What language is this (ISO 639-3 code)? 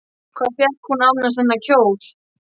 isl